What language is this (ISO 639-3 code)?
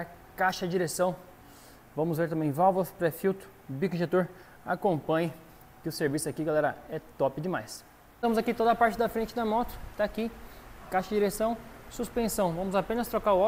por